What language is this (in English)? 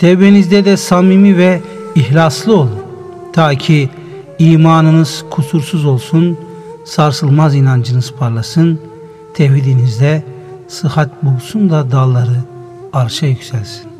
Turkish